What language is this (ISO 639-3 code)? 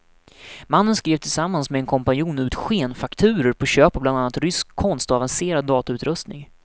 swe